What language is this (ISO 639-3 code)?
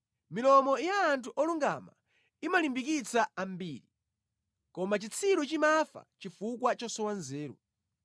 nya